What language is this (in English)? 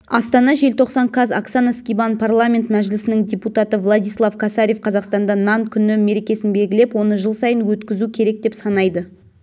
Kazakh